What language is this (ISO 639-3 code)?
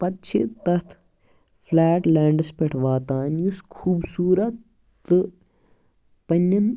kas